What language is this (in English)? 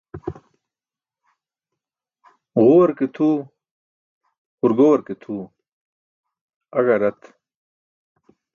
Burushaski